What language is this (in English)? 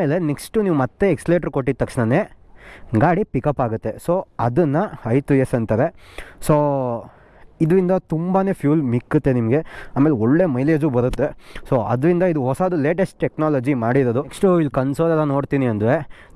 Kannada